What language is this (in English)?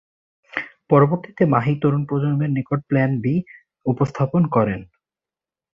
Bangla